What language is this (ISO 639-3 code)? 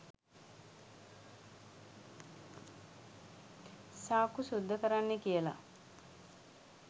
sin